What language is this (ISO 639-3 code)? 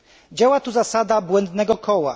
pol